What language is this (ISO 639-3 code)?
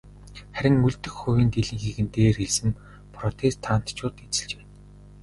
mon